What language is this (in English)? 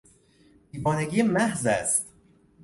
Persian